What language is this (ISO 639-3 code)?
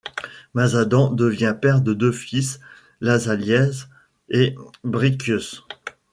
fra